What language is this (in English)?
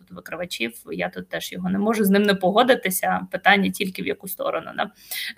Ukrainian